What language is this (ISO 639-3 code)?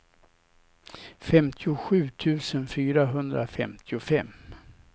swe